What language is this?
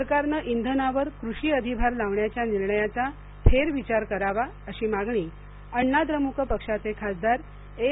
Marathi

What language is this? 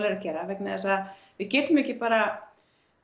Icelandic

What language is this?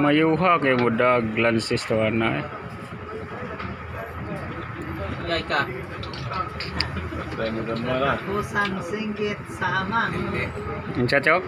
Filipino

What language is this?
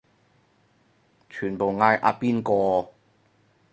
Cantonese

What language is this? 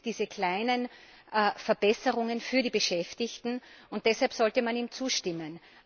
German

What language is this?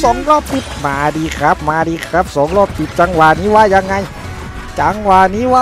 Thai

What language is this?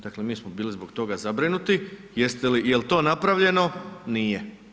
Croatian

